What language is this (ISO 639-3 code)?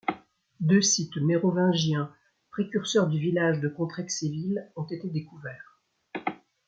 fra